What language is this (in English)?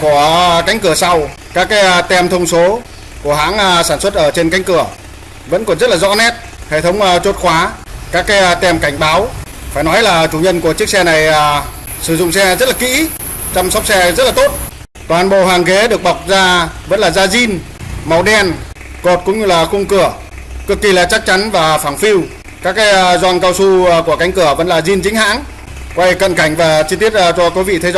Vietnamese